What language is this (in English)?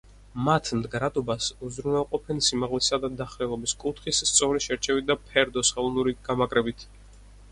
Georgian